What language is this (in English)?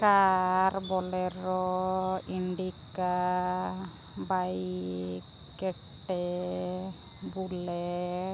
Santali